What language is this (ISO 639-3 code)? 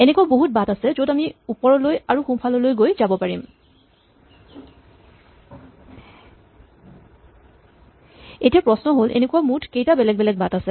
asm